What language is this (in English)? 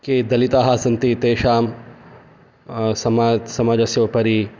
Sanskrit